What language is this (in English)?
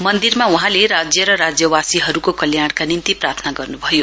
Nepali